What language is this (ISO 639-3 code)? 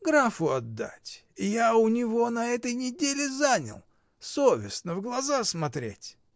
rus